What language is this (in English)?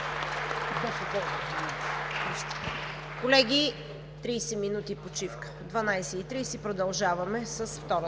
Bulgarian